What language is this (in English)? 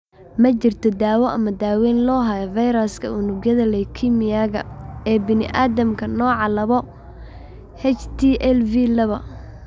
Somali